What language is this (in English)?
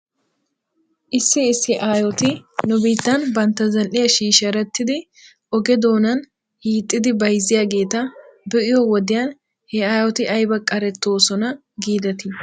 Wolaytta